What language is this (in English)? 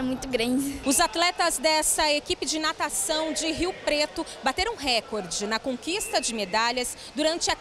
Portuguese